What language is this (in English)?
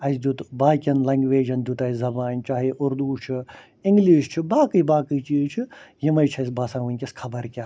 Kashmiri